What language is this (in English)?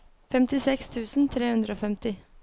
Norwegian